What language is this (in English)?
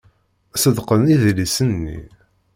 Kabyle